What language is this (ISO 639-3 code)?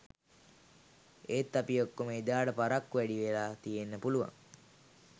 sin